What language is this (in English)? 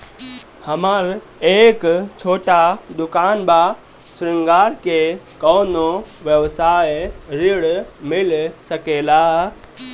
Bhojpuri